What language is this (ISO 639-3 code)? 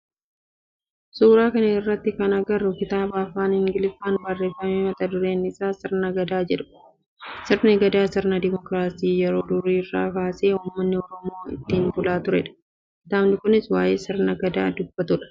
orm